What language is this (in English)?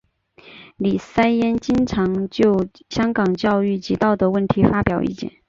Chinese